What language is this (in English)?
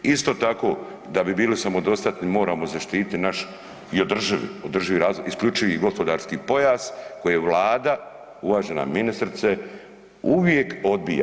Croatian